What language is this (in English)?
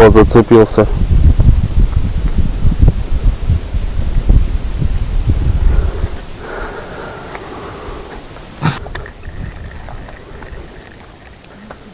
Russian